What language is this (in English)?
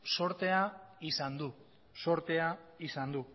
Basque